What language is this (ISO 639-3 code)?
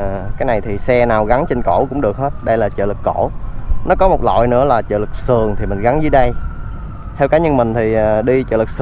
vie